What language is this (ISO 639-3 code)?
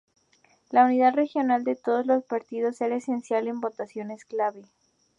spa